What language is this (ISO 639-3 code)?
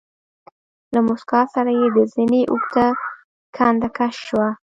pus